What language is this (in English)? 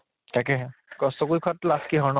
Assamese